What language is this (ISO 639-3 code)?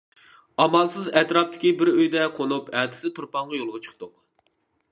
uig